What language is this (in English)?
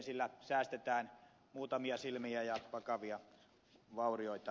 Finnish